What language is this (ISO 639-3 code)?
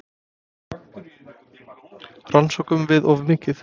isl